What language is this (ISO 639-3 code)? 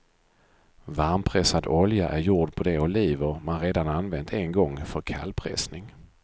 swe